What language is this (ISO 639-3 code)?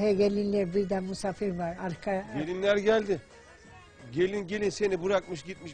tur